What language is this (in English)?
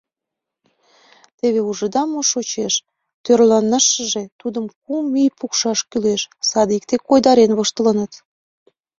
Mari